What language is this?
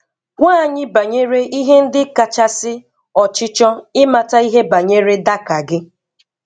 Igbo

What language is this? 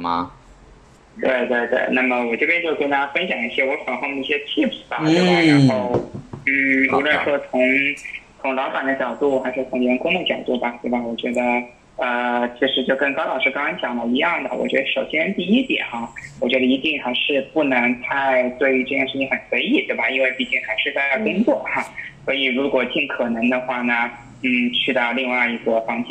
Chinese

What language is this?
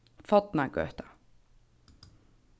Faroese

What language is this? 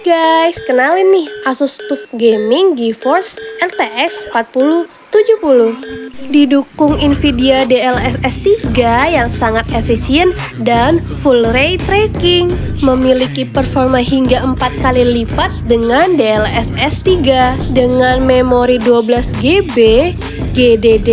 Indonesian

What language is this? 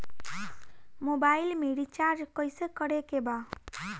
Bhojpuri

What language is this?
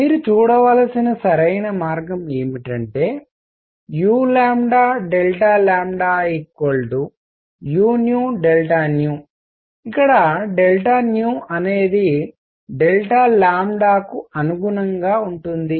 Telugu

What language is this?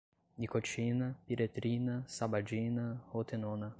Portuguese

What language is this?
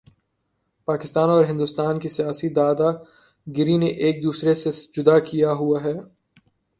Urdu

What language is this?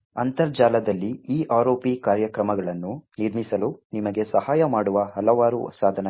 Kannada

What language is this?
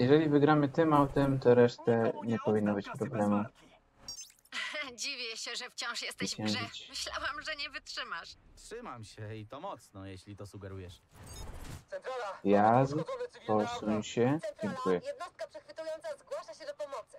Polish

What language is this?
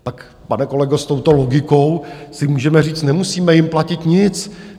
Czech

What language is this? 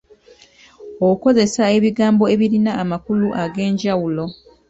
Ganda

